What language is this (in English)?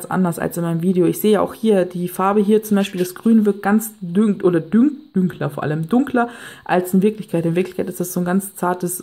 German